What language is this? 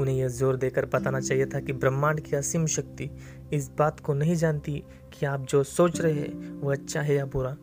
Hindi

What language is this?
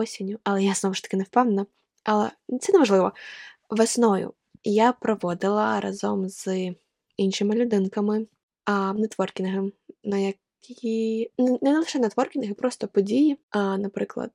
Ukrainian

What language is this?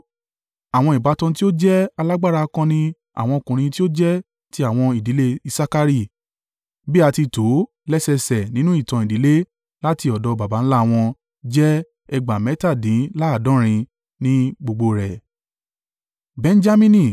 Yoruba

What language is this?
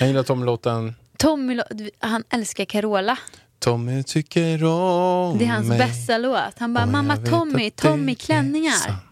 Swedish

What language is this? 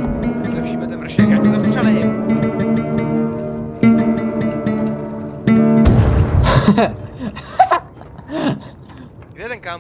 Czech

